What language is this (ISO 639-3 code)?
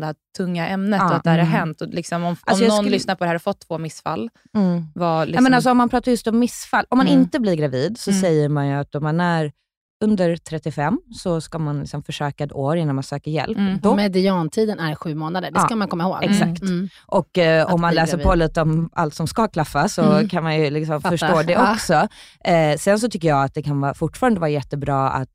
swe